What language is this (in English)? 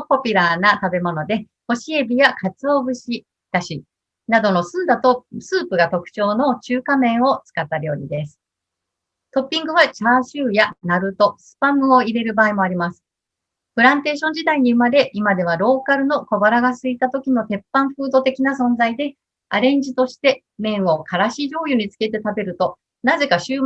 Japanese